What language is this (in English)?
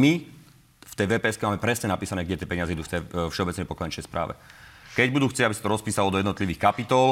Slovak